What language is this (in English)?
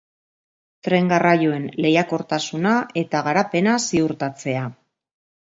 Basque